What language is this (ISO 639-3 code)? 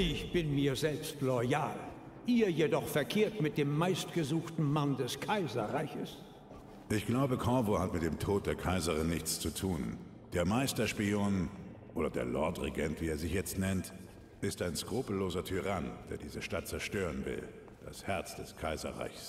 deu